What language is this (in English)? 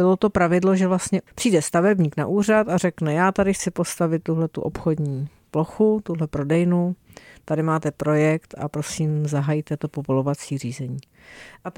Czech